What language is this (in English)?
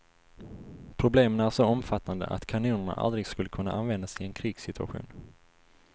Swedish